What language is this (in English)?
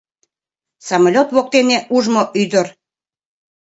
Mari